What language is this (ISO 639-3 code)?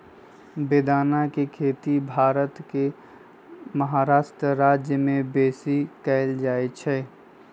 mag